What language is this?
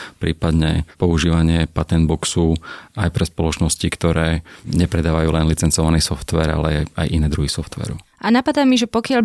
Slovak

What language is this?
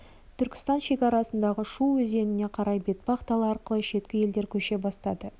Kazakh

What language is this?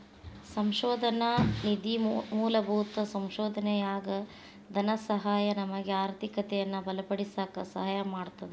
Kannada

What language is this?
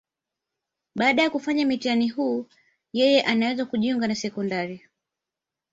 Swahili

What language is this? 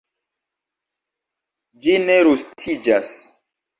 Esperanto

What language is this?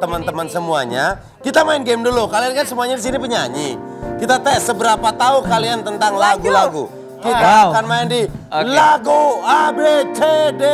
Indonesian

